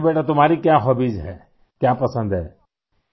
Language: Urdu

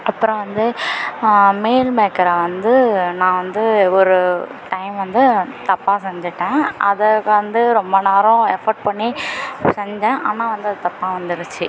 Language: Tamil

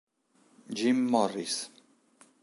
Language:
Italian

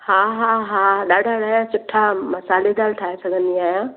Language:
Sindhi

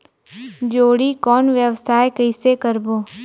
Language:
Chhattisgarhi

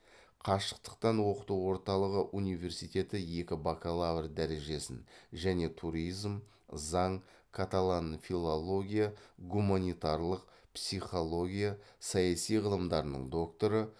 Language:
Kazakh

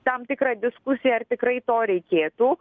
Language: Lithuanian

